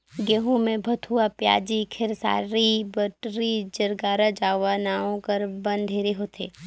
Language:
Chhattisgarhi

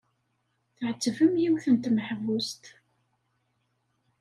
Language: Kabyle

